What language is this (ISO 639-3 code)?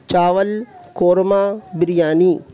urd